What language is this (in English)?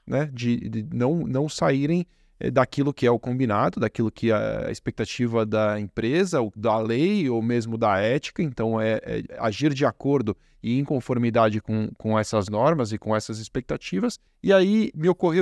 Portuguese